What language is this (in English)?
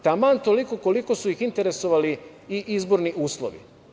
Serbian